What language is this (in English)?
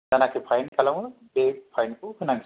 Bodo